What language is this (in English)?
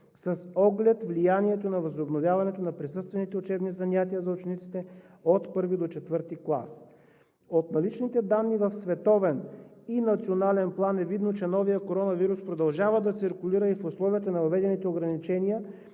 Bulgarian